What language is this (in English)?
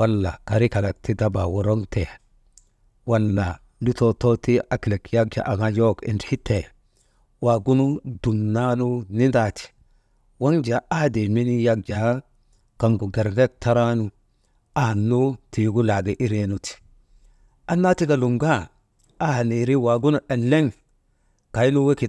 Maba